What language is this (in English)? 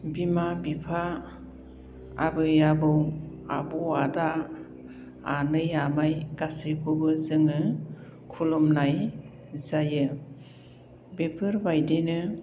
Bodo